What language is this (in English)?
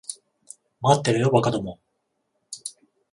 Japanese